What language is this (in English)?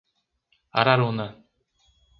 Portuguese